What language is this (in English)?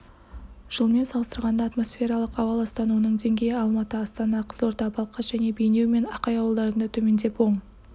Kazakh